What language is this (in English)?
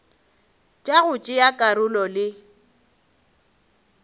Northern Sotho